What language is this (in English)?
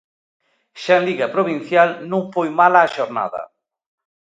Galician